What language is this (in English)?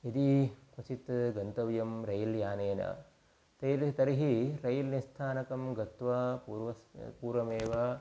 Sanskrit